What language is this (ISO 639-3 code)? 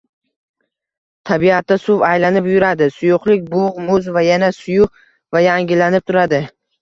uzb